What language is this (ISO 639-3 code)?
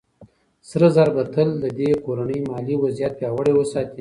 pus